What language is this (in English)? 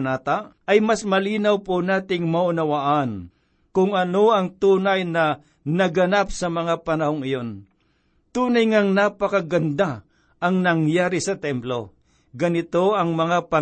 Filipino